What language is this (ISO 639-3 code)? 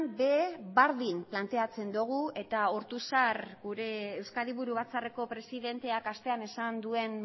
eus